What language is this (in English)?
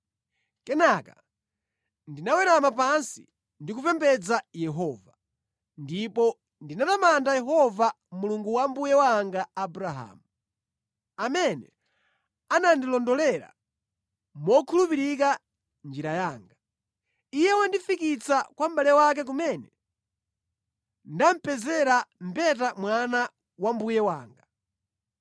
Nyanja